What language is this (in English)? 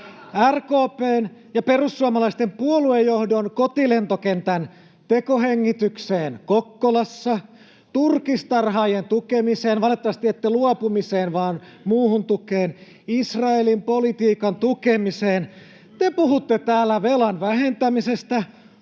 Finnish